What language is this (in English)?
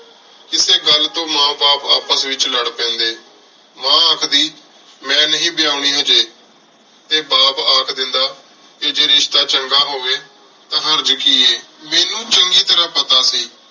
Punjabi